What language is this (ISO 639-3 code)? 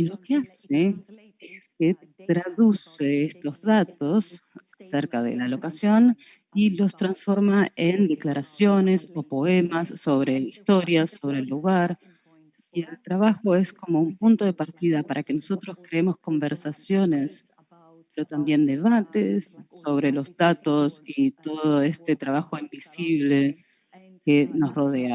spa